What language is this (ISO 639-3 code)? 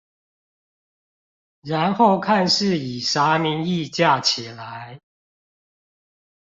zho